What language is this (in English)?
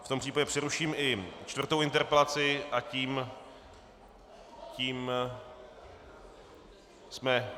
Czech